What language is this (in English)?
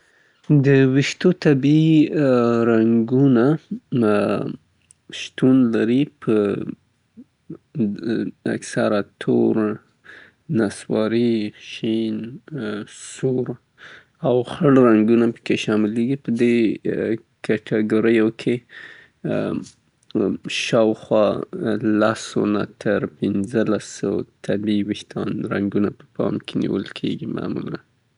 Southern Pashto